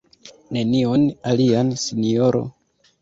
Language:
Esperanto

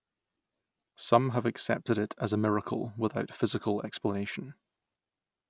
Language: English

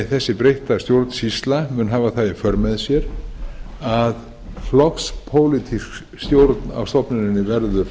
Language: Icelandic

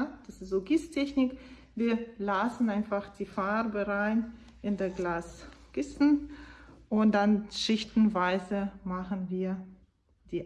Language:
German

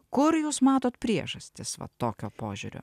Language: Lithuanian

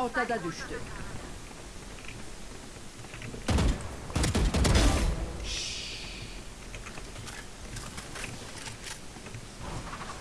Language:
Turkish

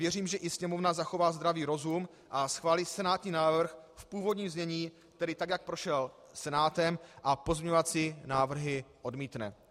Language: Czech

